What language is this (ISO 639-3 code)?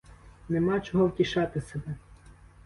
ukr